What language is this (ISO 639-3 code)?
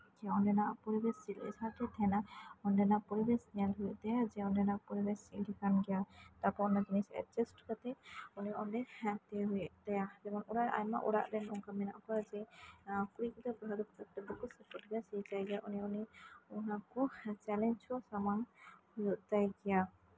sat